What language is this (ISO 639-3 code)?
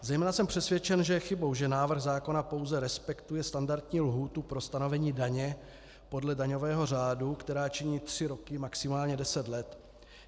ces